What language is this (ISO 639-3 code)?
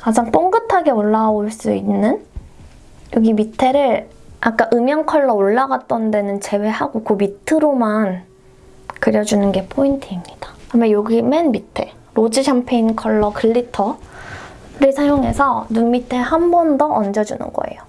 kor